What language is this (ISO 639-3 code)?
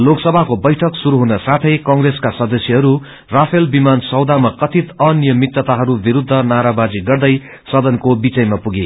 nep